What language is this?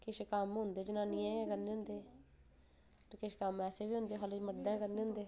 Dogri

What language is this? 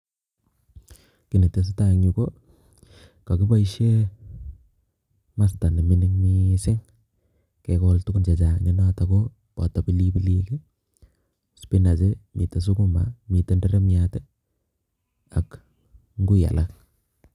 Kalenjin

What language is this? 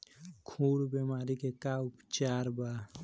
Bhojpuri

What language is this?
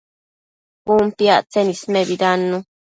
Matsés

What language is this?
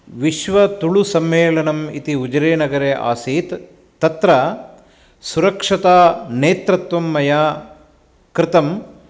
Sanskrit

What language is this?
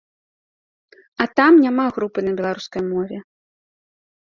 Belarusian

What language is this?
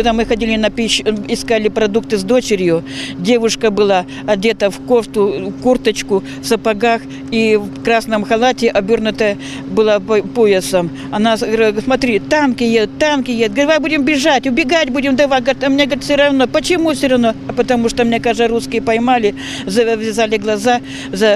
Ukrainian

